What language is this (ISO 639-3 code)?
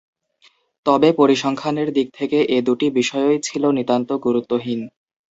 ben